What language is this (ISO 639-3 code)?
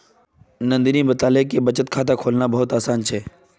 mag